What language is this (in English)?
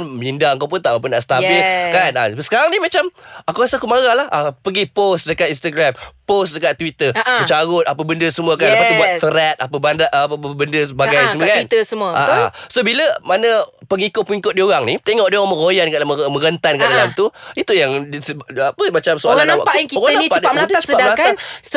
Malay